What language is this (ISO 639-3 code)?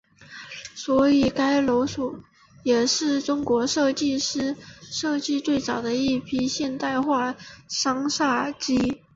zho